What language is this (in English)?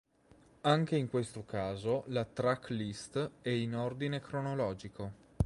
Italian